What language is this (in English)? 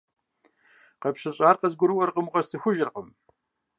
Kabardian